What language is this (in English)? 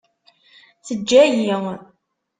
Kabyle